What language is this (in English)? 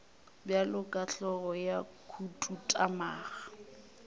Northern Sotho